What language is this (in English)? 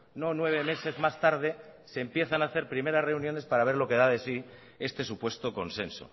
Spanish